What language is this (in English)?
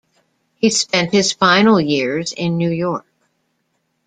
English